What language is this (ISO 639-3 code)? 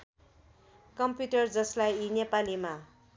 nep